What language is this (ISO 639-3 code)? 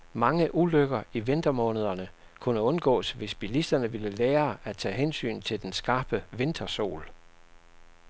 dan